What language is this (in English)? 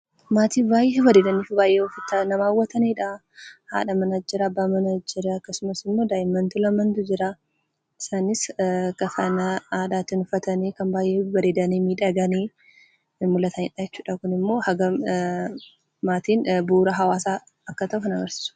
Oromo